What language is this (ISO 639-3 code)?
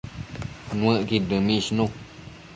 mcf